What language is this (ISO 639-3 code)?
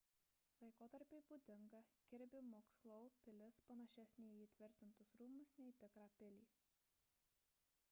lit